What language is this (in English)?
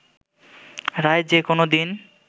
Bangla